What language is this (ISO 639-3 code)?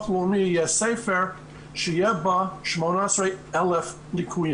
heb